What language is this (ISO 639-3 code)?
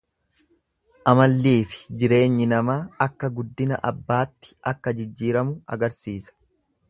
orm